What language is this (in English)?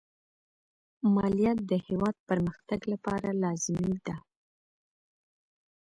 Pashto